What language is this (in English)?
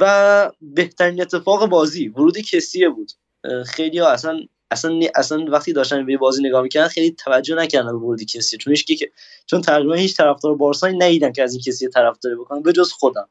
Persian